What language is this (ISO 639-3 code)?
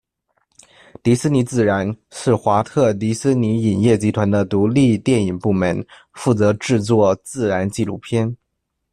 zho